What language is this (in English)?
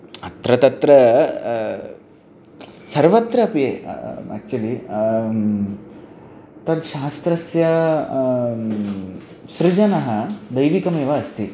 Sanskrit